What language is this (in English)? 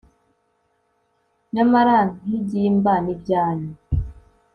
Kinyarwanda